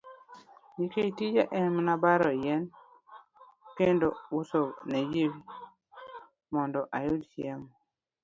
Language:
Luo (Kenya and Tanzania)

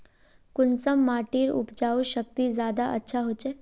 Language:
Magahi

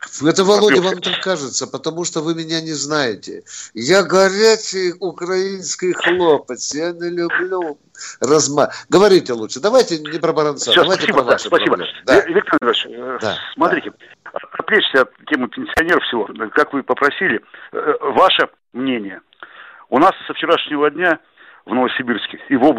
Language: Russian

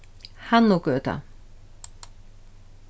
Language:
Faroese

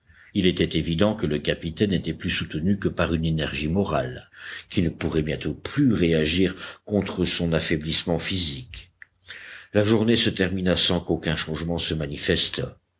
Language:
French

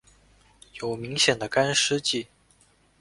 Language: Chinese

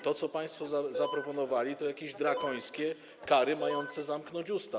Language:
Polish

